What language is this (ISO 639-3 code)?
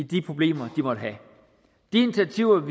dan